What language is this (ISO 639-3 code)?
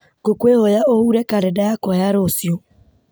kik